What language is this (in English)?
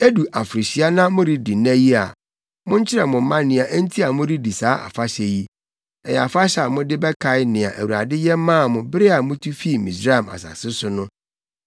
Akan